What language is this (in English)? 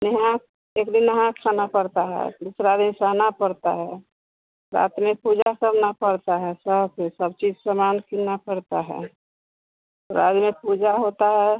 Hindi